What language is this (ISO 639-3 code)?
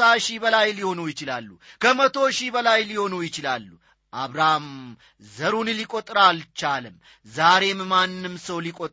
amh